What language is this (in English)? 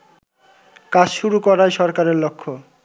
Bangla